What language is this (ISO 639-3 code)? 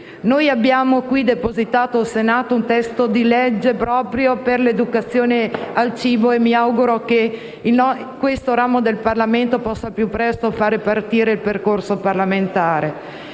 ita